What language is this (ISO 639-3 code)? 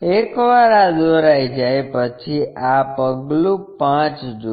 guj